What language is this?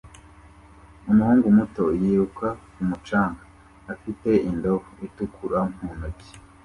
Kinyarwanda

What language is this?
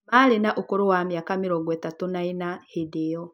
Kikuyu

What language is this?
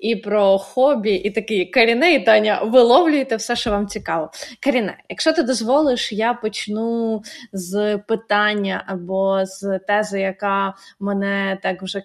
Ukrainian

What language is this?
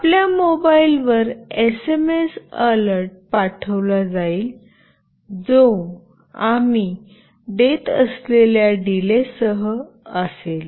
Marathi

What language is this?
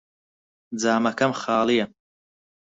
Central Kurdish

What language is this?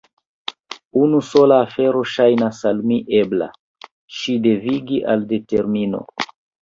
Esperanto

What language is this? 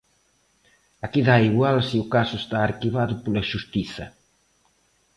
Galician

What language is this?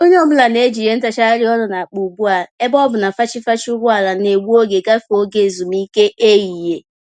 Igbo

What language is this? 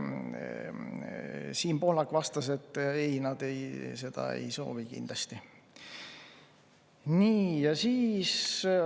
Estonian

